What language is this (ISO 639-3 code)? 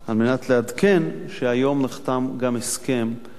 heb